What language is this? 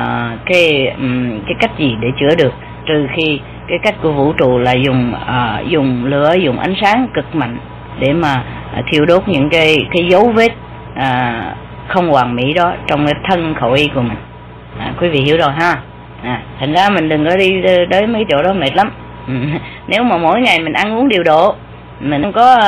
Vietnamese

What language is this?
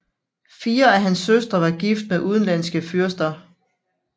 Danish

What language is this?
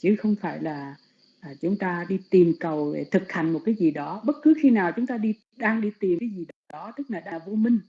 Vietnamese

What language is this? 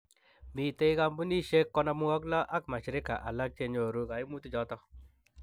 Kalenjin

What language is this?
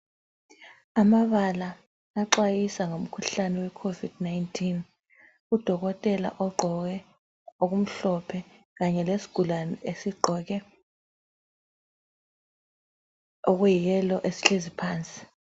North Ndebele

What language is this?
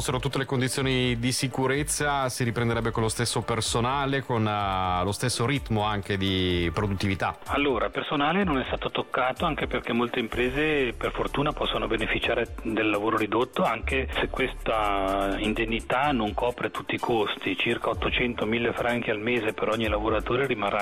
Italian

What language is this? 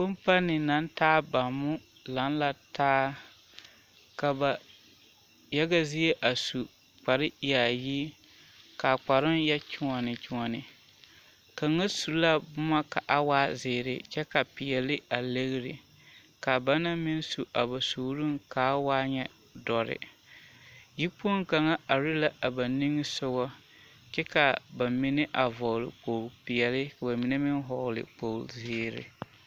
Southern Dagaare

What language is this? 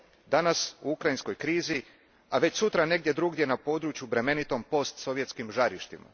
Croatian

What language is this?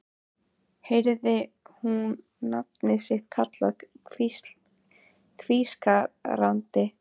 Icelandic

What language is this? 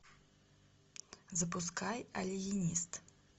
Russian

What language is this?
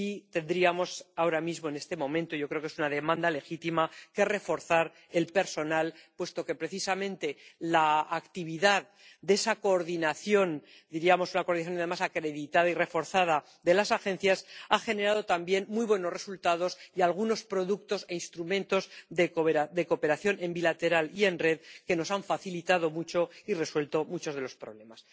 Spanish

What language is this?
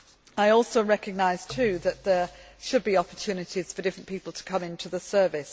English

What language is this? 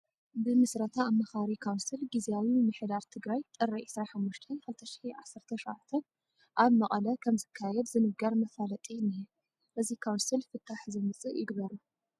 Tigrinya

